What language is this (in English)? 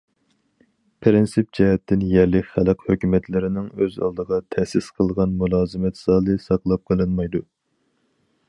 Uyghur